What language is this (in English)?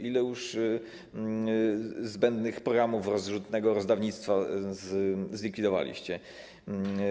Polish